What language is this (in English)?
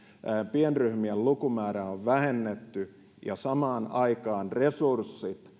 Finnish